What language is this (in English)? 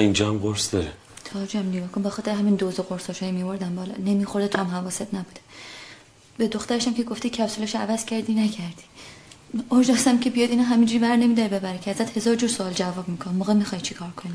Persian